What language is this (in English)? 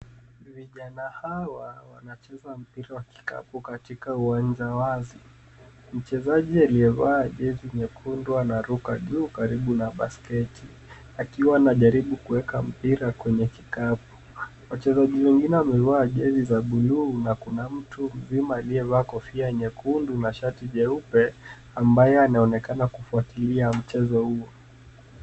Swahili